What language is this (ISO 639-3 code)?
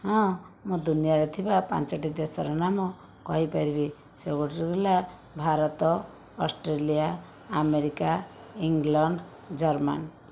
ori